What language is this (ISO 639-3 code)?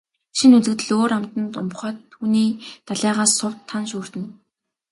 mon